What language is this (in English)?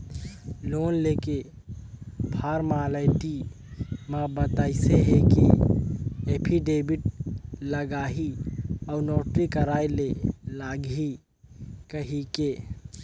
Chhattisgarhi